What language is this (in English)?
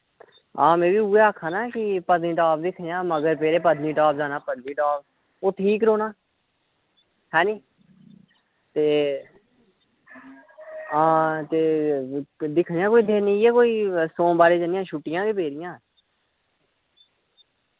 Dogri